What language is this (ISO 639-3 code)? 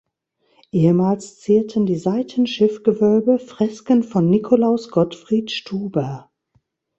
deu